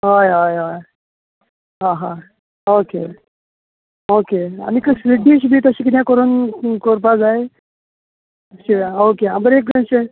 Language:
Konkani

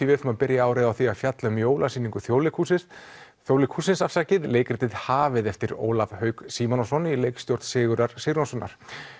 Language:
Icelandic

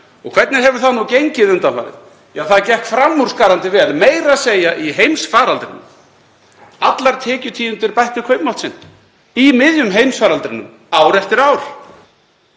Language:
Icelandic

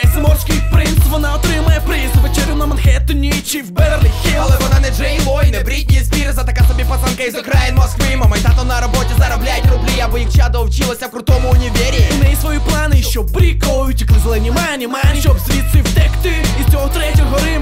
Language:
Ukrainian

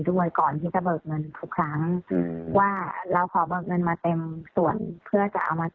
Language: Thai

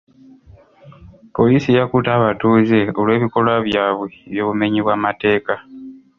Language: Ganda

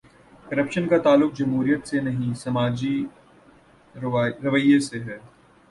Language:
Urdu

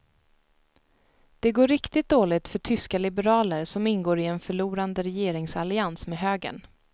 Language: Swedish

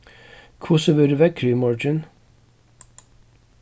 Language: Faroese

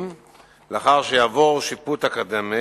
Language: Hebrew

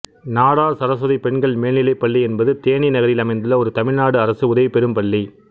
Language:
Tamil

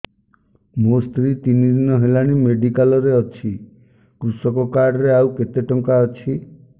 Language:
Odia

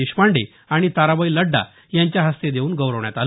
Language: Marathi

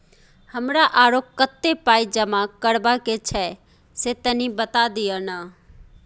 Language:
Maithili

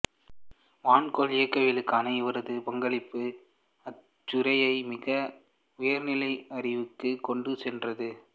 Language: Tamil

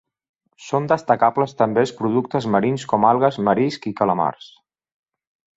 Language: Catalan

